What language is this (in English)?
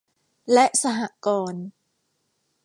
Thai